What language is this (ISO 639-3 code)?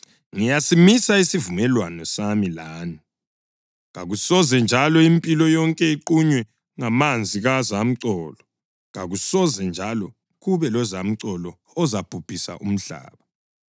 nde